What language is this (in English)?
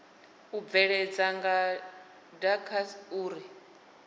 Venda